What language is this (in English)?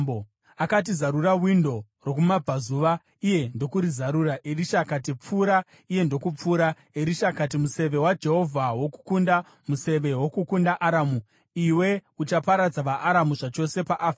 Shona